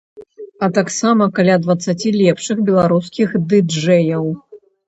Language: Belarusian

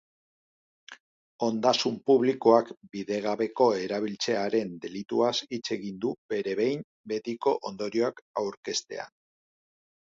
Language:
Basque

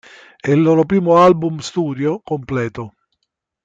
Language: Italian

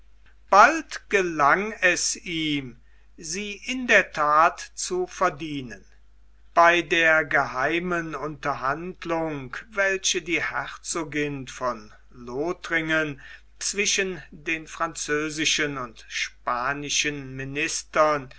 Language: German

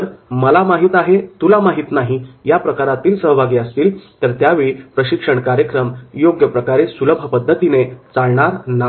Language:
Marathi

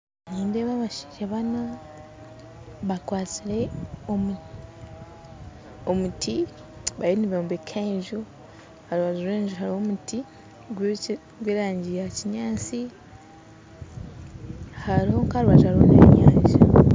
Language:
Nyankole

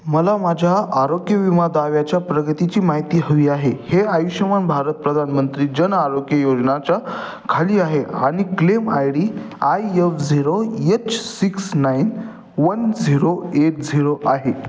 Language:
Marathi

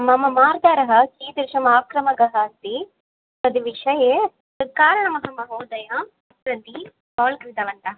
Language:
Sanskrit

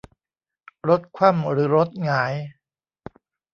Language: Thai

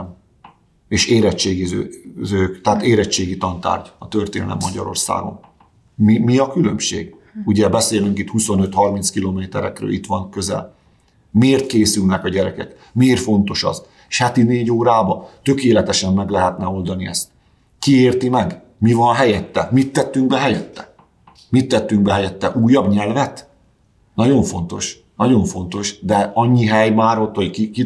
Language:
Hungarian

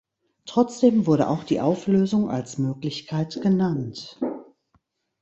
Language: German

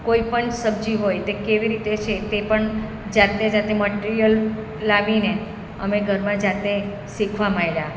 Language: Gujarati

